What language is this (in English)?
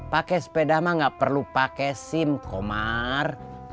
Indonesian